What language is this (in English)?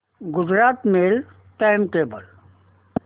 Marathi